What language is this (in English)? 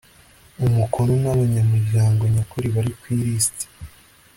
Kinyarwanda